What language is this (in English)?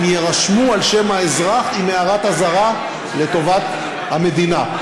Hebrew